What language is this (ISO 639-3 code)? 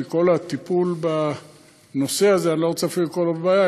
heb